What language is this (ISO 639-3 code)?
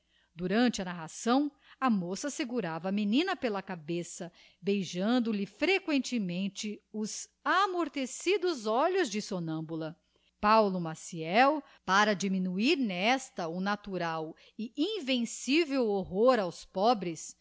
por